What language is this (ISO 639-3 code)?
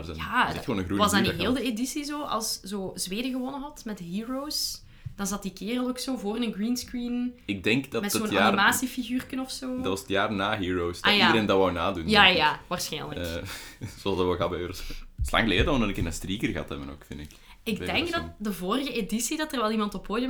nld